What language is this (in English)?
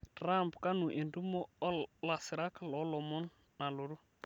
Masai